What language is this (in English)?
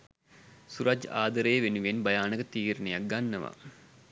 Sinhala